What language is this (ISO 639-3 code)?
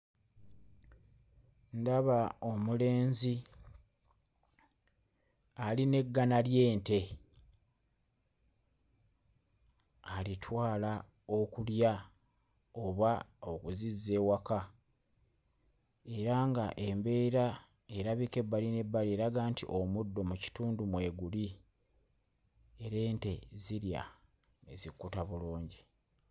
lug